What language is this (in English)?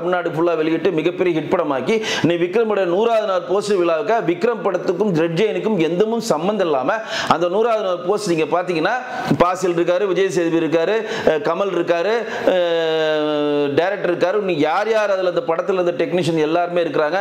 Indonesian